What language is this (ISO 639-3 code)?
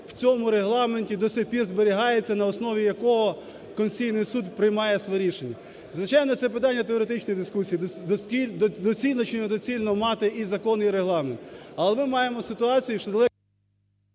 ukr